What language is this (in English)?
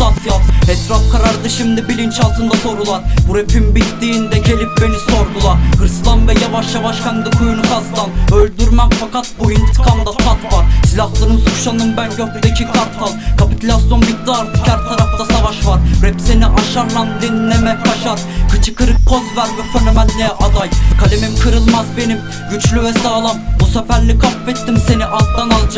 Turkish